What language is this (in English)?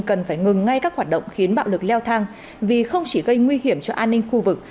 Vietnamese